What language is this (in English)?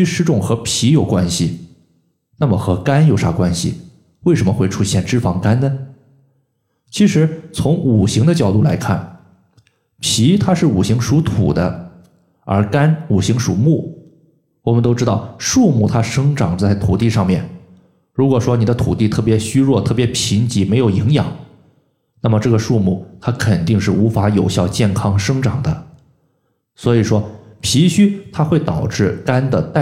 Chinese